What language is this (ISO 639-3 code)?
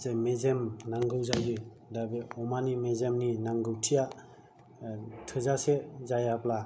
brx